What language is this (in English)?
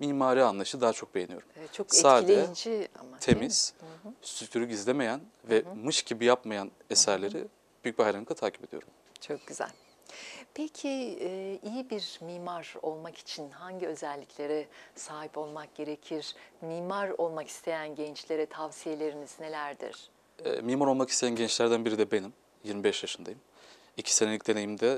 Turkish